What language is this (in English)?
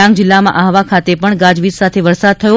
Gujarati